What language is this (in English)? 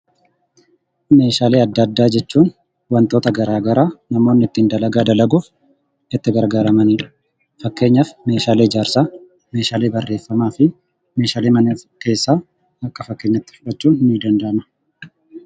Oromo